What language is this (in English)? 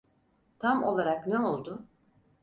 Turkish